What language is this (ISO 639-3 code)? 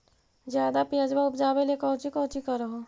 mag